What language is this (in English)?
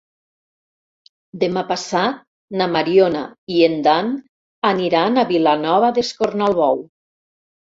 Catalan